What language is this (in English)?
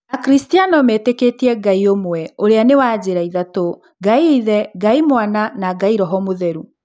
Kikuyu